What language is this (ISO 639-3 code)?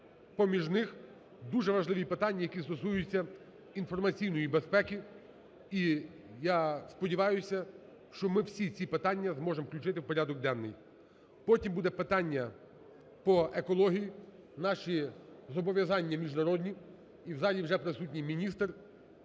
ukr